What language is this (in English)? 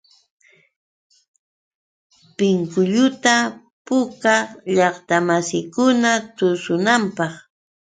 Yauyos Quechua